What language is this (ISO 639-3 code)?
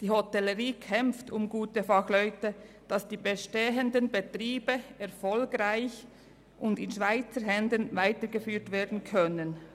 gsw